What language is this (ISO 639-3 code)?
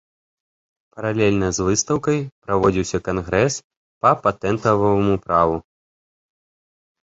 bel